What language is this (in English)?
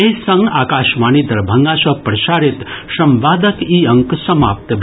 Maithili